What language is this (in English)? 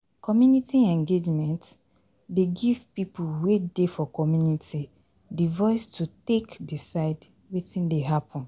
Nigerian Pidgin